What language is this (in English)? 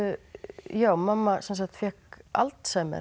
Icelandic